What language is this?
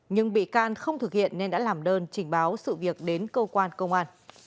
Vietnamese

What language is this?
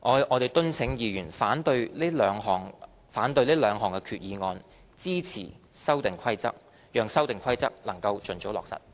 Cantonese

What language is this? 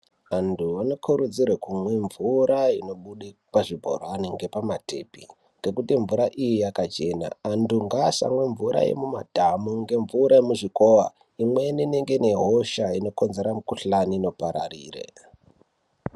Ndau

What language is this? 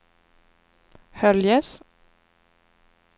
Swedish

